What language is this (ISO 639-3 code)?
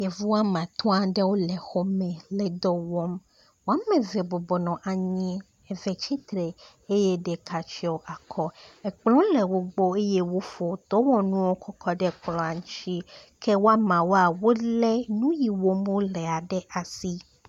ewe